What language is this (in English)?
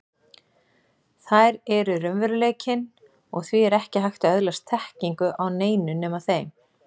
Icelandic